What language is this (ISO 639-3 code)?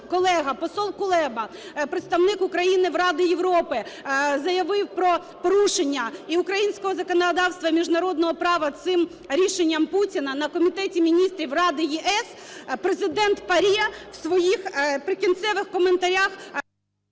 ukr